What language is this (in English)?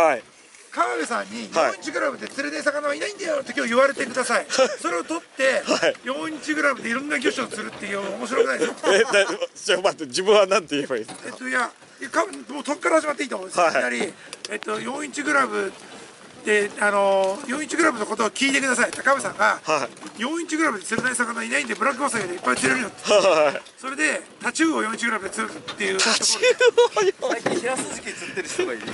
Japanese